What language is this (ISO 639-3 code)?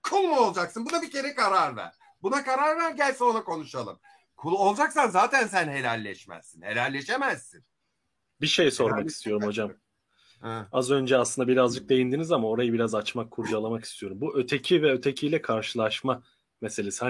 tur